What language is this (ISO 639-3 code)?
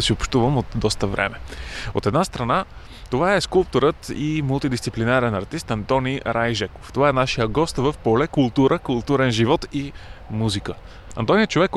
bul